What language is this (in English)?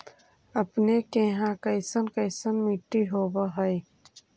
Magahi